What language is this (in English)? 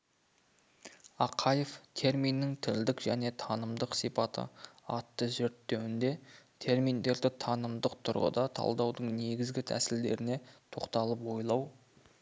Kazakh